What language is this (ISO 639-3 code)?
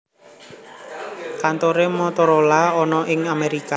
jav